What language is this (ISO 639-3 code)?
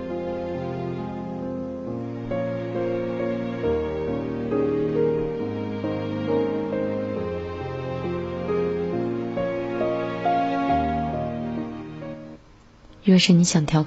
zho